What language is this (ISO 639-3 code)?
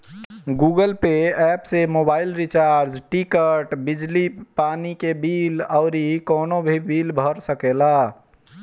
bho